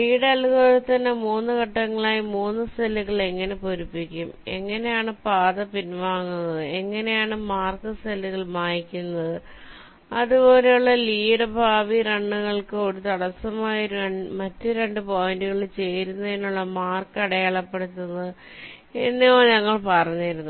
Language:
Malayalam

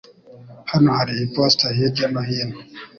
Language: Kinyarwanda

